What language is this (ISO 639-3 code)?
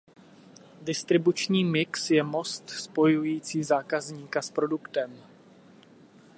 ces